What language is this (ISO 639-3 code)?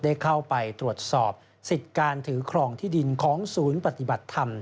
tha